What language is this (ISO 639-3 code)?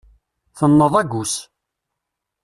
kab